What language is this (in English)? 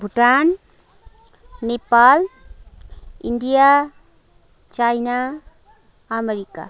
Nepali